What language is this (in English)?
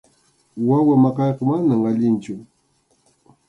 Arequipa-La Unión Quechua